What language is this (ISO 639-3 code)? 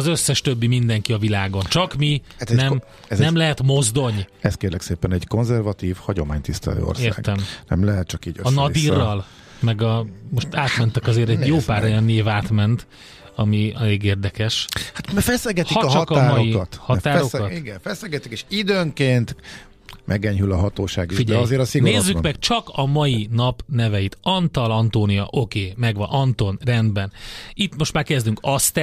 hun